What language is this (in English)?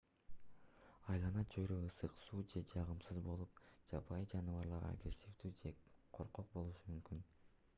Kyrgyz